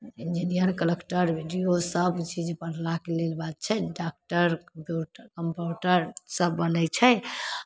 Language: Maithili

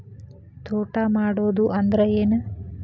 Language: Kannada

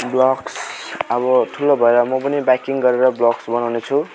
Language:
Nepali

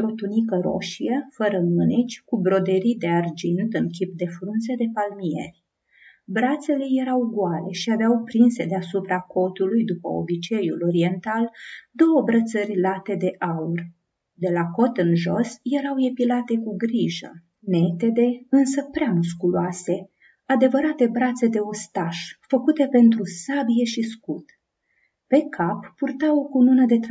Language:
Romanian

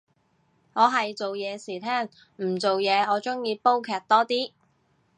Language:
Cantonese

